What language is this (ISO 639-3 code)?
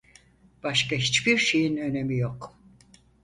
tur